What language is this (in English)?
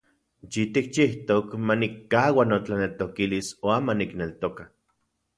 Central Puebla Nahuatl